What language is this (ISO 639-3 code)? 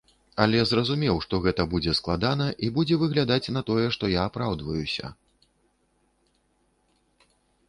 bel